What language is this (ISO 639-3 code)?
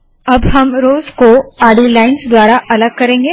hin